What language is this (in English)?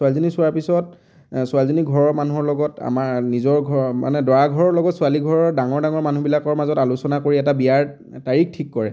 Assamese